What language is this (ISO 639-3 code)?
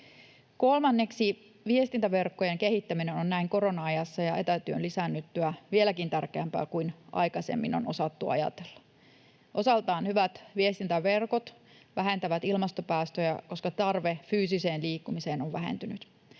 fin